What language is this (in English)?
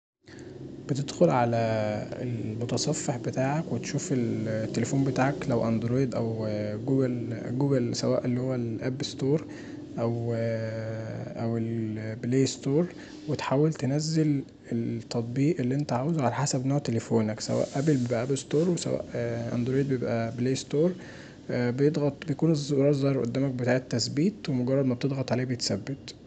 Egyptian Arabic